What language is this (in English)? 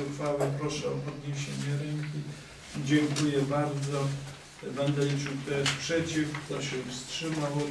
Polish